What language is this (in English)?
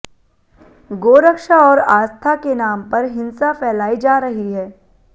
Hindi